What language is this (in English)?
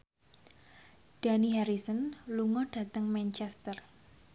Javanese